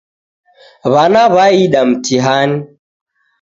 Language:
Taita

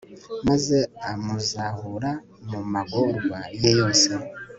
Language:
Kinyarwanda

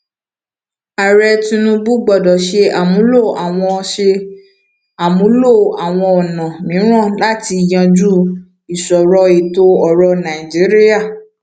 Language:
Yoruba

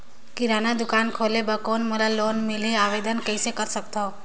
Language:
Chhattisgarhi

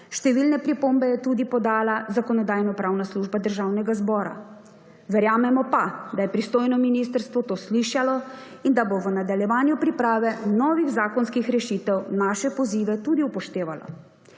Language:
Slovenian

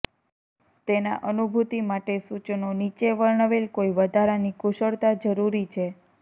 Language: Gujarati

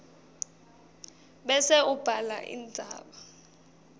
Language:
Swati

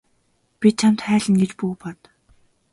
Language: Mongolian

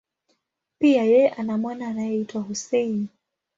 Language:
Swahili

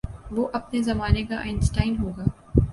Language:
Urdu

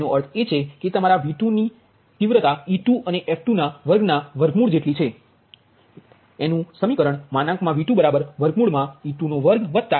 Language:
Gujarati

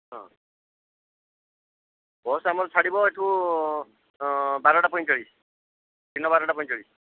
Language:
Odia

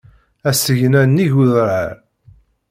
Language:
Kabyle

